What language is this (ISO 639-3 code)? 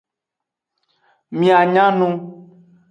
ajg